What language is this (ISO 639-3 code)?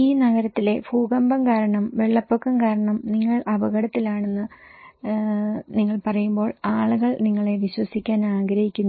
mal